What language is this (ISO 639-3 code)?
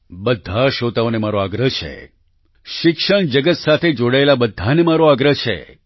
guj